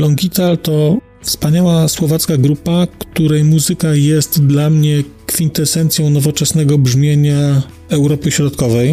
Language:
Polish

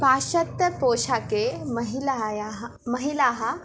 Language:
Sanskrit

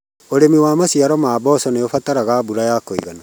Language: Kikuyu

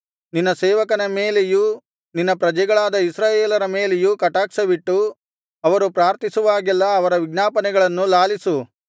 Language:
Kannada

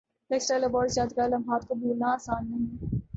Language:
Urdu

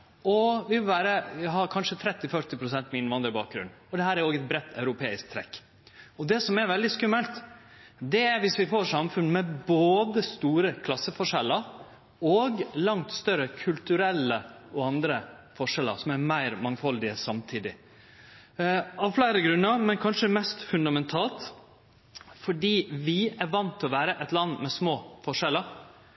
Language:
Norwegian Nynorsk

